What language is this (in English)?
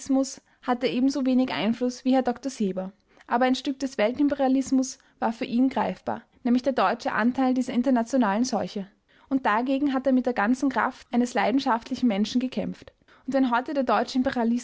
German